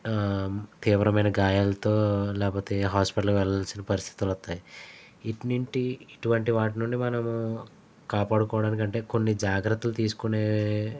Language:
Telugu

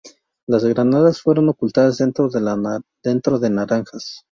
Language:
Spanish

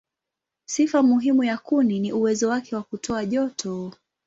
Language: Swahili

